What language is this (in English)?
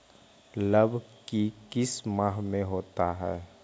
Magahi